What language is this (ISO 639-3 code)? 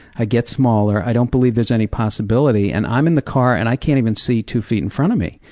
eng